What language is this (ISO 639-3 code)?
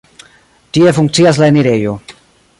epo